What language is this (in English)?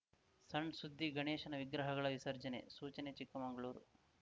Kannada